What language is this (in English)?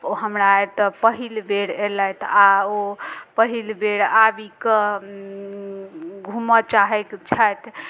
Maithili